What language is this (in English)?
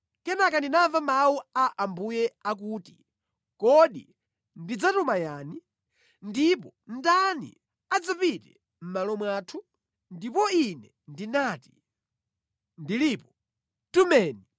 Nyanja